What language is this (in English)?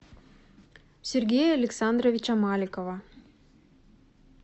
Russian